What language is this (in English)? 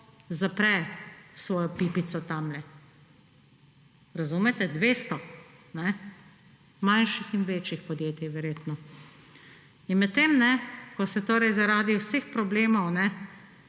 Slovenian